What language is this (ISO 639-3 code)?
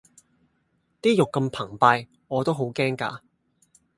yue